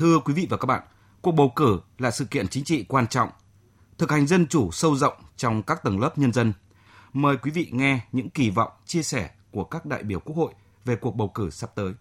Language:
Vietnamese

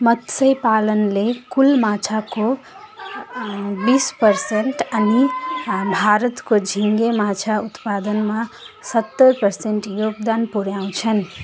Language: Nepali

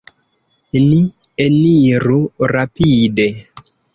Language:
Esperanto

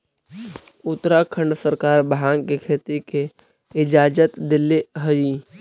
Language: Magahi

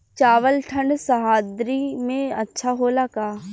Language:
Bhojpuri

